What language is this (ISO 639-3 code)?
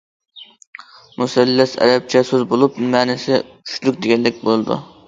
uig